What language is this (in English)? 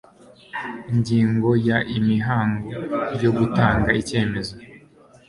Kinyarwanda